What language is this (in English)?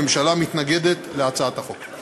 Hebrew